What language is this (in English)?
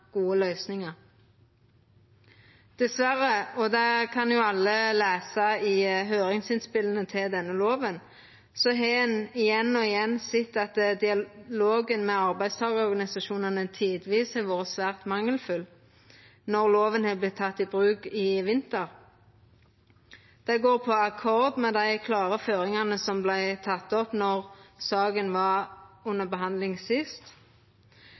Norwegian Nynorsk